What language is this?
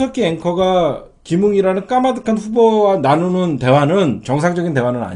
Korean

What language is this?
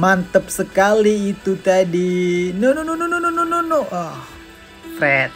Indonesian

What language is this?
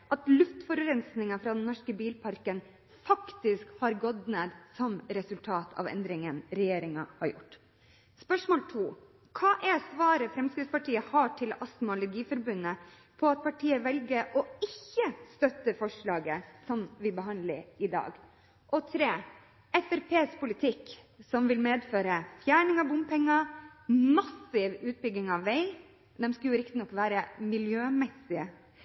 Norwegian Bokmål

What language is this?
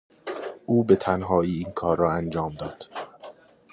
Persian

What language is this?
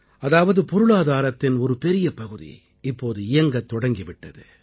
Tamil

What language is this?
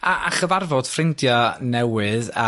Welsh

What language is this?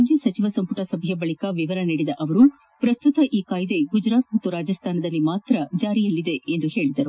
Kannada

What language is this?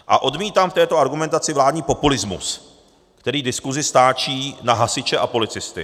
Czech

